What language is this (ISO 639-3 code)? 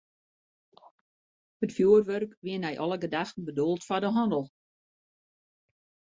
fry